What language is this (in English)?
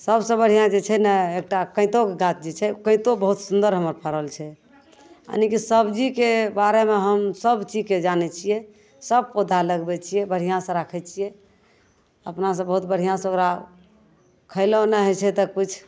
Maithili